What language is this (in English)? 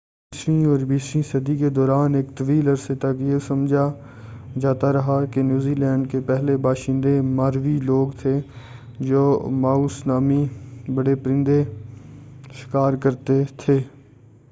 Urdu